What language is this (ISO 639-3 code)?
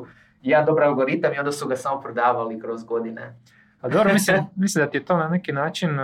hrv